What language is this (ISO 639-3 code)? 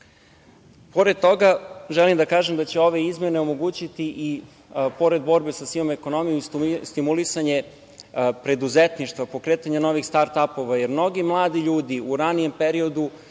srp